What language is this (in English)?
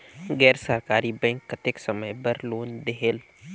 Chhattisgarhi